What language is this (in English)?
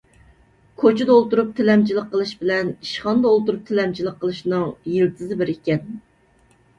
Uyghur